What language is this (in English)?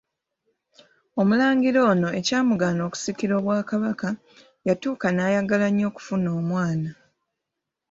Ganda